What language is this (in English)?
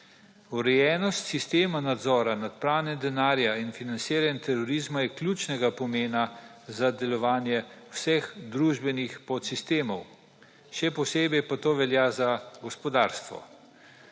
Slovenian